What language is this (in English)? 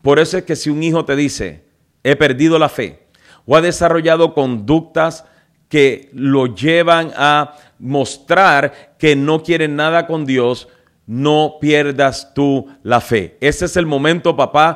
Spanish